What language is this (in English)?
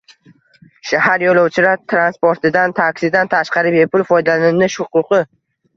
Uzbek